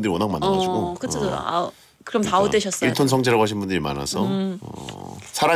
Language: Korean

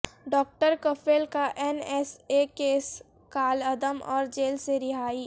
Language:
Urdu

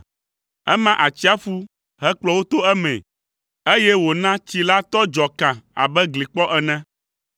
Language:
Ewe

